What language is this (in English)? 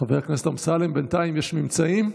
Hebrew